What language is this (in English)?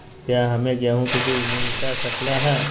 Magahi